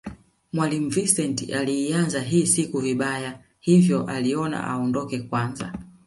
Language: Swahili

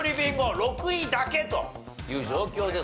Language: Japanese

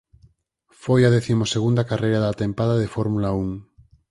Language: Galician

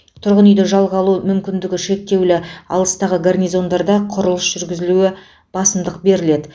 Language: Kazakh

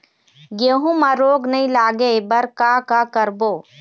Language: Chhattisgarhi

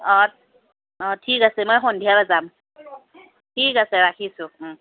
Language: Assamese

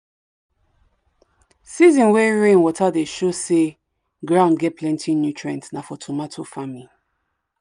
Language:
Nigerian Pidgin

